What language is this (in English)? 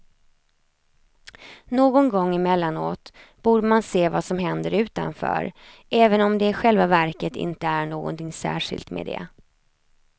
Swedish